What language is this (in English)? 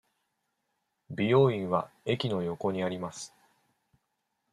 Japanese